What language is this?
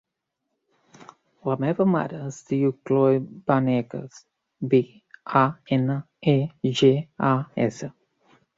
Catalan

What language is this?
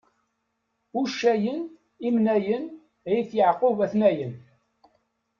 Kabyle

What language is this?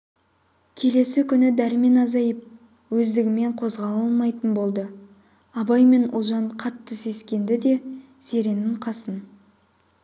Kazakh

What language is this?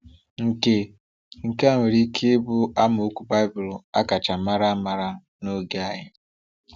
Igbo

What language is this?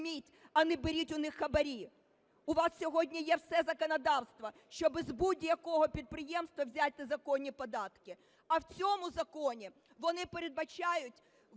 Ukrainian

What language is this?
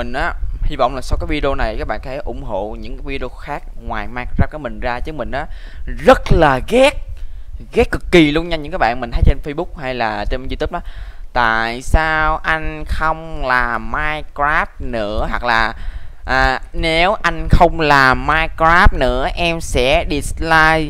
Vietnamese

